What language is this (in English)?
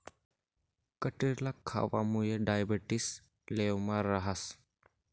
Marathi